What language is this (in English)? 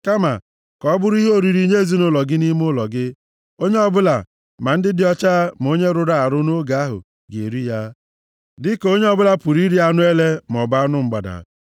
Igbo